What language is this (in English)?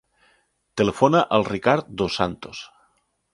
Catalan